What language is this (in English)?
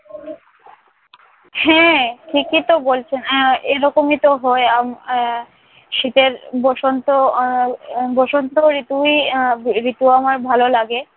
Bangla